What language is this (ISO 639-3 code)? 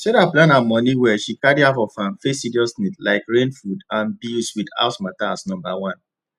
pcm